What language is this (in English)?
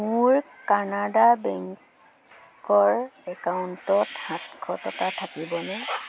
Assamese